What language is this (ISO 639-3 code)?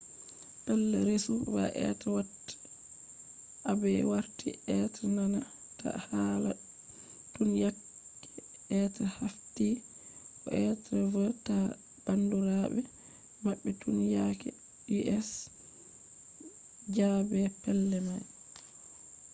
ful